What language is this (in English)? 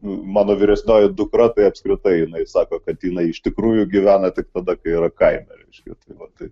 Lithuanian